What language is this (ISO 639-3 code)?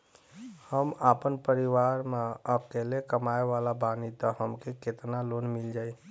bho